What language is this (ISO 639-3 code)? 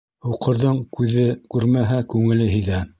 bak